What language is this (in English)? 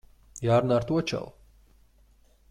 Latvian